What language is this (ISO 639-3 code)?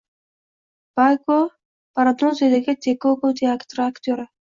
uzb